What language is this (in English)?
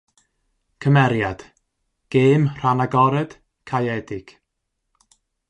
Welsh